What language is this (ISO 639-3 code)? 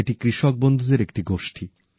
ben